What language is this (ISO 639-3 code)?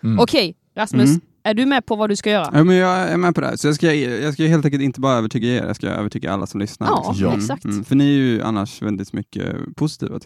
swe